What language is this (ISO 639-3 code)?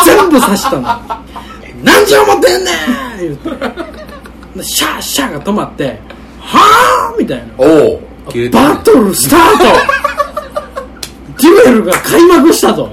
jpn